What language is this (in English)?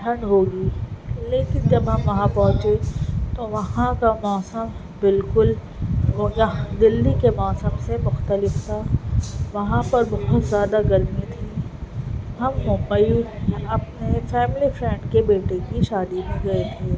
Urdu